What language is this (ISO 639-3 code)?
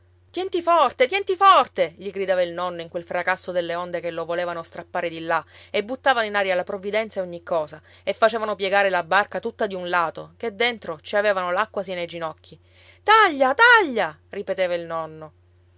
ita